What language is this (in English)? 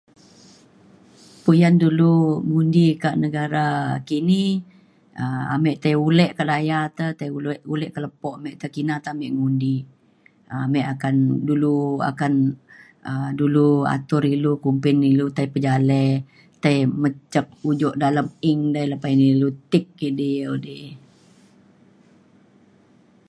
Mainstream Kenyah